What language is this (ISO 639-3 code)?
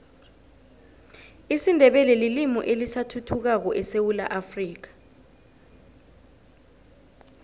nbl